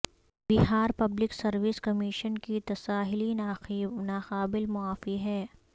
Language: Urdu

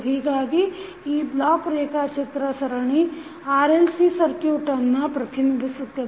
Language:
Kannada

